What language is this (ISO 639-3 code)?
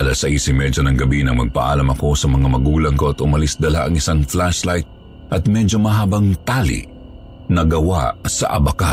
fil